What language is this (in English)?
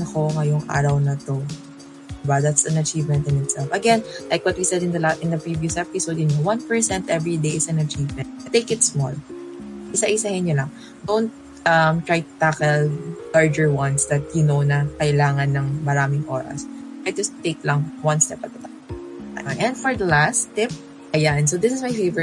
Filipino